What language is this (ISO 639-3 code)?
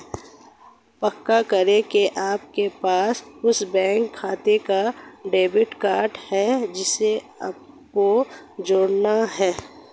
hin